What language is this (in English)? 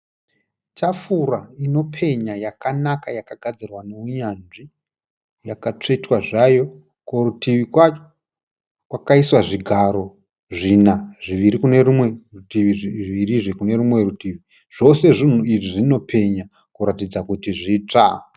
Shona